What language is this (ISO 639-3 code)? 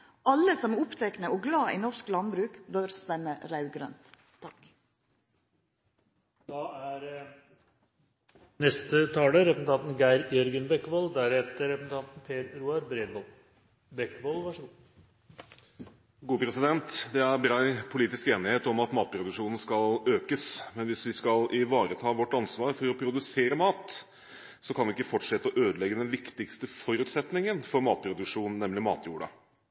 nor